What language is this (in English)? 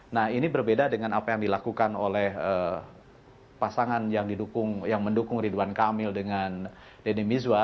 Indonesian